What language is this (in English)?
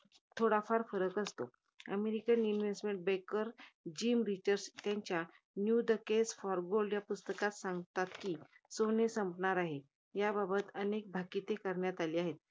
Marathi